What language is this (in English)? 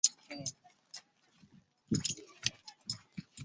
Chinese